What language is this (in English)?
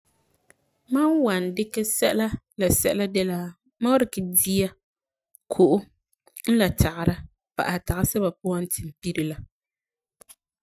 Frafra